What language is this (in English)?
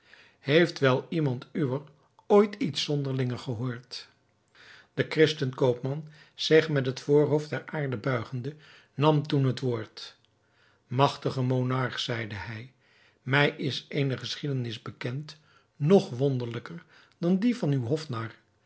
Dutch